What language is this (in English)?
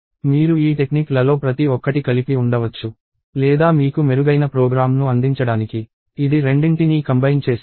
Telugu